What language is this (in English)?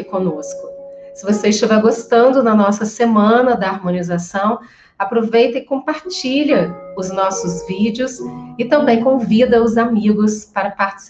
Portuguese